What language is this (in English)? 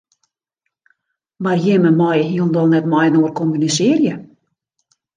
Western Frisian